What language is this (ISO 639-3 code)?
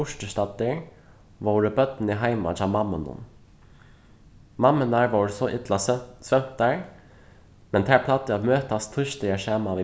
fao